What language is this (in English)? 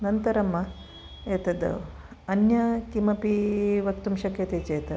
Sanskrit